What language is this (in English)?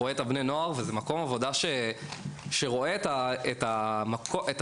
Hebrew